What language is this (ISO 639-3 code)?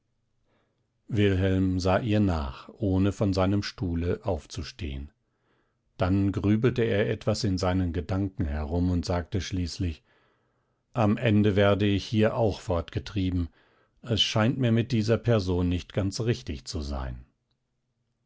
deu